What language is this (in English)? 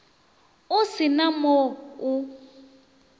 Northern Sotho